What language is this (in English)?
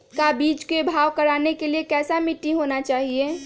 Magahi